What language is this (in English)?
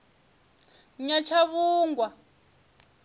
Venda